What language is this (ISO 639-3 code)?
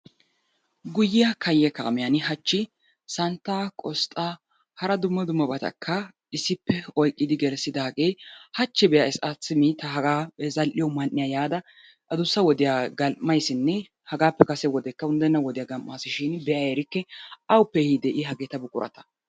wal